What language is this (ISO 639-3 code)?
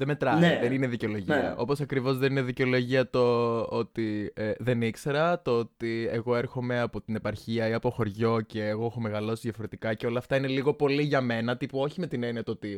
ell